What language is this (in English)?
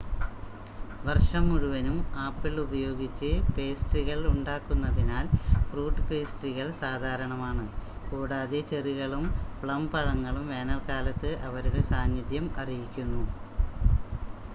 Malayalam